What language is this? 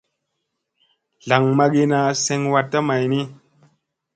Musey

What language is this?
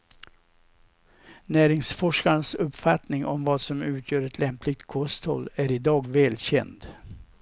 Swedish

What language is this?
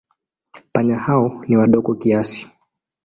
Swahili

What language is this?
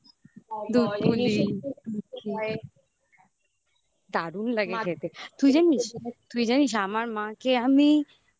Bangla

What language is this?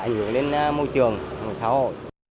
Vietnamese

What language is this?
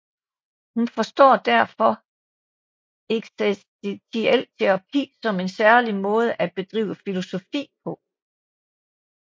Danish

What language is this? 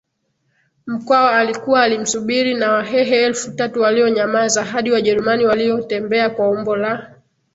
Swahili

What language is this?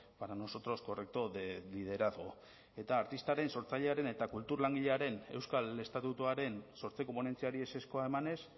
Basque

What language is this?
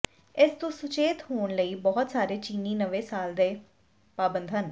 Punjabi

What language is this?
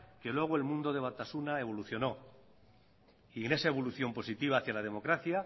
Spanish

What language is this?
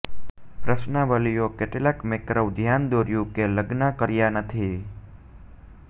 Gujarati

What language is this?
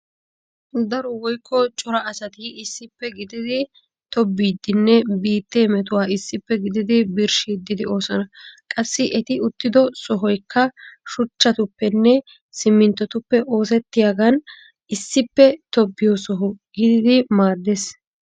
Wolaytta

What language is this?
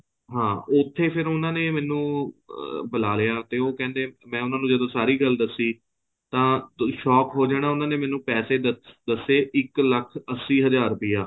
Punjabi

